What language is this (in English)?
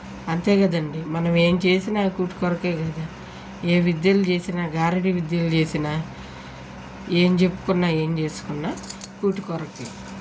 Telugu